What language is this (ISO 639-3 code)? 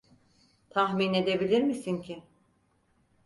tur